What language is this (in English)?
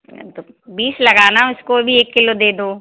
Hindi